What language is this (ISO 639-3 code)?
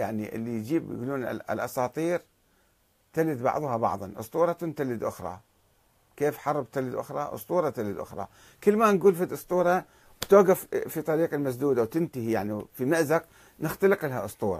ara